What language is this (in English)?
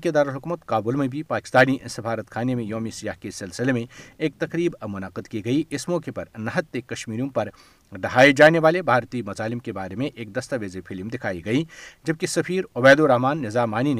Urdu